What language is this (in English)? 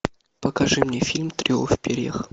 Russian